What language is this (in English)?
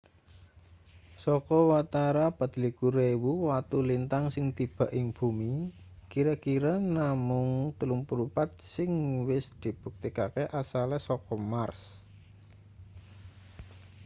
Javanese